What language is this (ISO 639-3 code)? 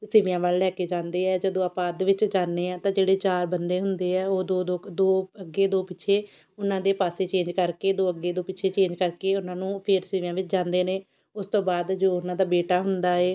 pan